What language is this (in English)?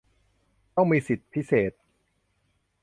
Thai